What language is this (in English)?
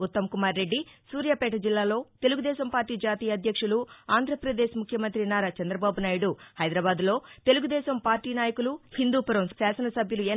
Telugu